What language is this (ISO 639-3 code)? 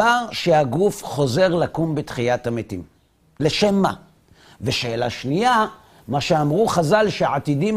heb